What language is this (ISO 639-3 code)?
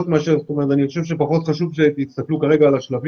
heb